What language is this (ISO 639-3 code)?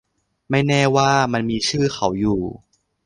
tha